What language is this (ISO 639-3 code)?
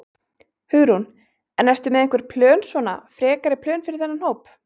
isl